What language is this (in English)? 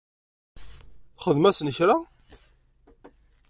Kabyle